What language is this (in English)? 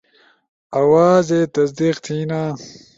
Ushojo